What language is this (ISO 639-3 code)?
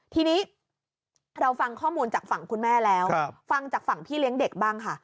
tha